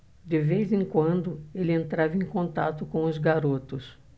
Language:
Portuguese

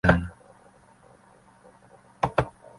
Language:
Swahili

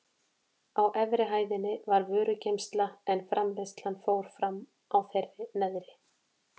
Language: Icelandic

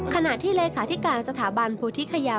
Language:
Thai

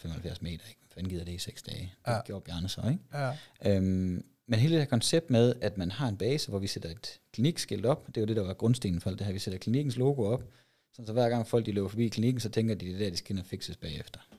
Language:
Danish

